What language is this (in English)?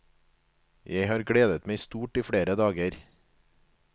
Norwegian